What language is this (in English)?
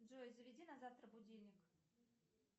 Russian